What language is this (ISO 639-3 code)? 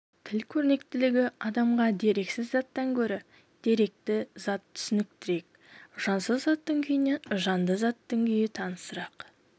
kaz